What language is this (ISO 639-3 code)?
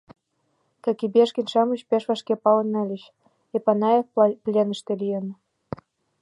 chm